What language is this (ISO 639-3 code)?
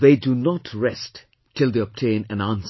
eng